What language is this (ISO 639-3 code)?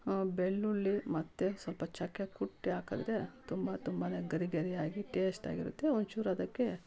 kan